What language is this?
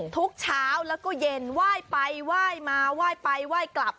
Thai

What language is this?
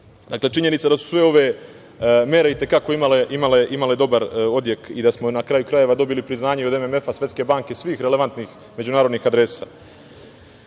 Serbian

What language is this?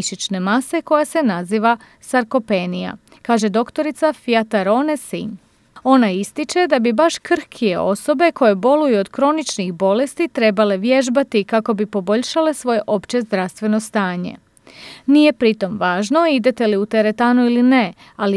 Croatian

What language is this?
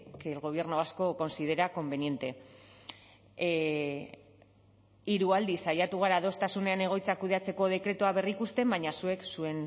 Basque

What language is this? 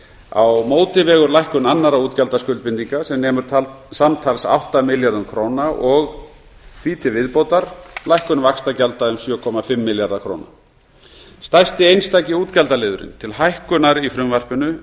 Icelandic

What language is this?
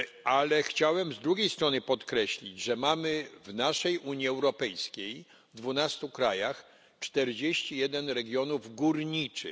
Polish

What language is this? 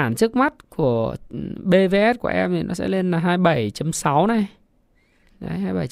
Vietnamese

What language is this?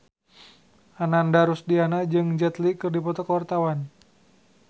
Sundanese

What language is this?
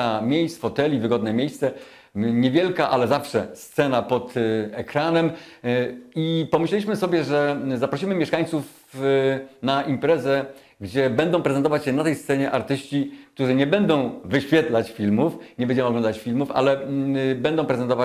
Polish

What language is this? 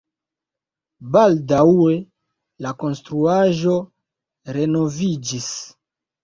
Esperanto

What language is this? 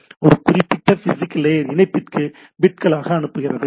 Tamil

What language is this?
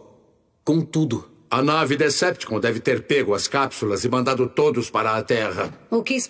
Portuguese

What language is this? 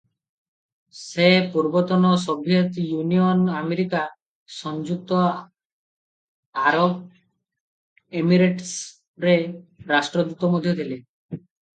Odia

